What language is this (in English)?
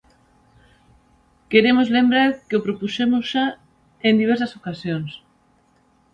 Galician